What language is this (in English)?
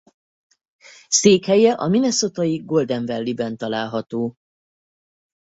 Hungarian